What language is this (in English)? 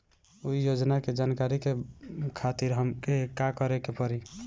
Bhojpuri